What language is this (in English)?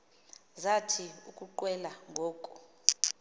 Xhosa